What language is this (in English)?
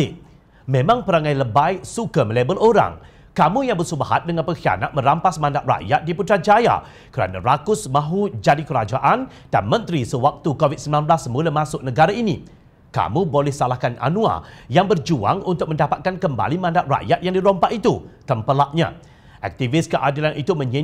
Malay